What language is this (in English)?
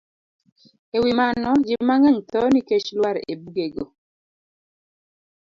Luo (Kenya and Tanzania)